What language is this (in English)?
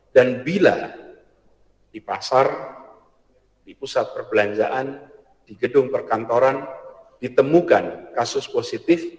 Indonesian